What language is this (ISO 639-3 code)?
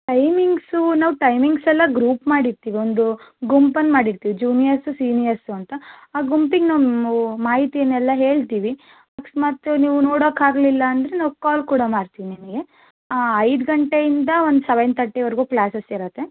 kan